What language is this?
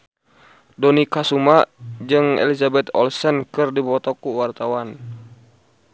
Sundanese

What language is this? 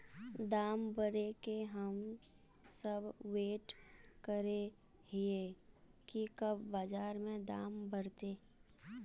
Magahi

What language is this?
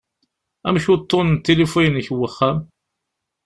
Kabyle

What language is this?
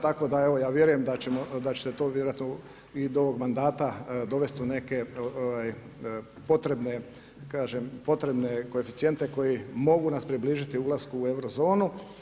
Croatian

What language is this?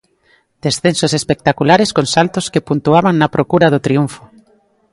Galician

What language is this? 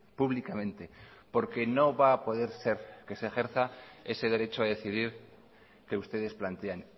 Spanish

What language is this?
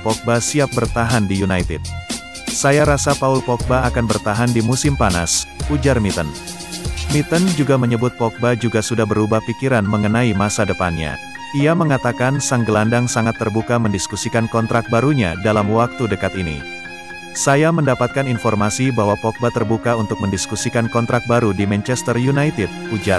Indonesian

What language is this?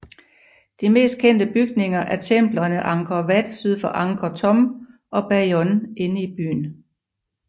Danish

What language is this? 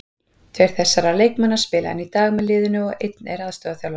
Icelandic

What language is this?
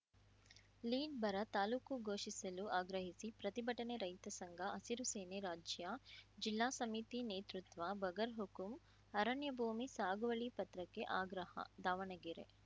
Kannada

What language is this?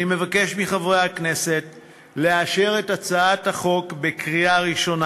Hebrew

